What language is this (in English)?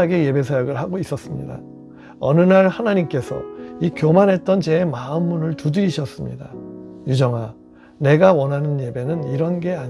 Korean